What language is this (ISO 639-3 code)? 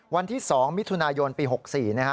tha